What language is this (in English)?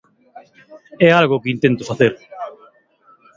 Galician